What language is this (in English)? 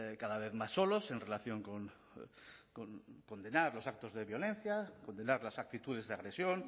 Spanish